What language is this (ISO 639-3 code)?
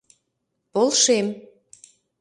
chm